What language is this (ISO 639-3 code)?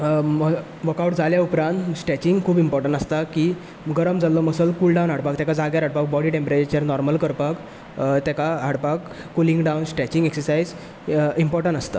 kok